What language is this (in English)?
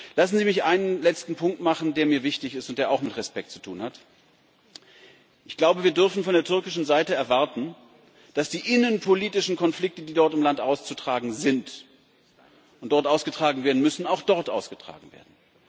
German